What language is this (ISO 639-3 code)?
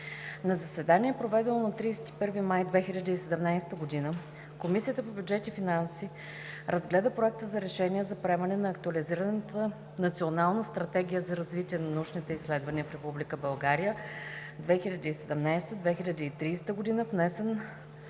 bul